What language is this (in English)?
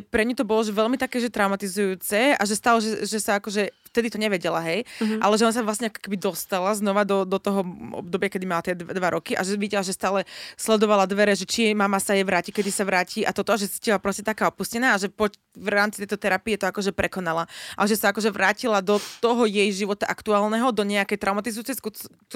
Slovak